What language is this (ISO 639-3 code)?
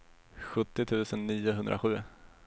swe